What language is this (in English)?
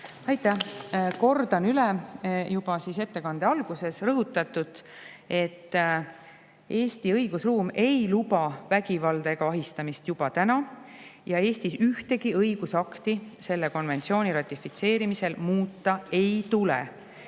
Estonian